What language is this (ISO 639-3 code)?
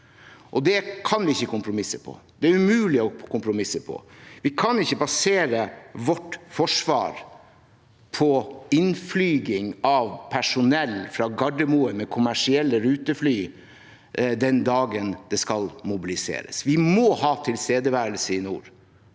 nor